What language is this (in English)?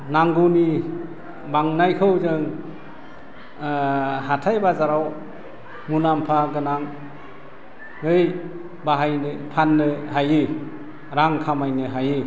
Bodo